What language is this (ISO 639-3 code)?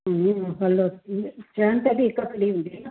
snd